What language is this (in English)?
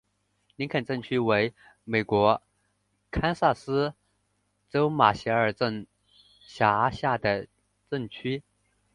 Chinese